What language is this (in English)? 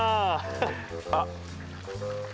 Japanese